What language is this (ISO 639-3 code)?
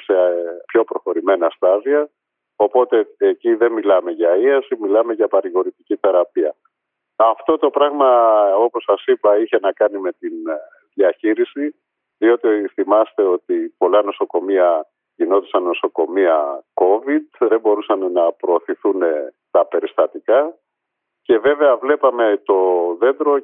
ell